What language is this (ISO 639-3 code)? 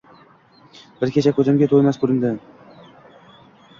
uzb